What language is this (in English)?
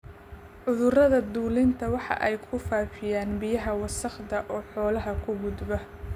Somali